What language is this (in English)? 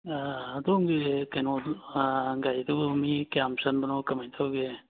Manipuri